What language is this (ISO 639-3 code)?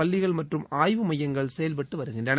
tam